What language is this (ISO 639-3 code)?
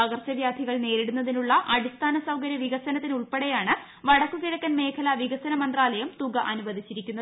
mal